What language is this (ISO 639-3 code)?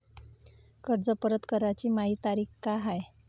mar